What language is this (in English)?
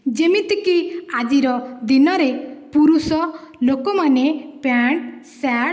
Odia